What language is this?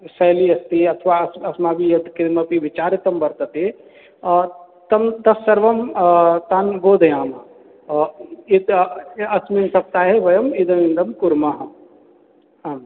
Sanskrit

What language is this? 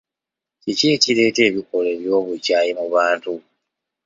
Ganda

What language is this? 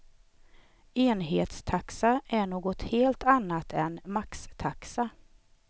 Swedish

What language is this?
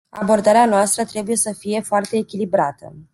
Romanian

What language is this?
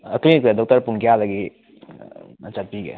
Manipuri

